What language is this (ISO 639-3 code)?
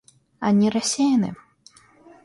rus